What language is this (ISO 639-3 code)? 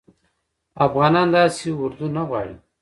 pus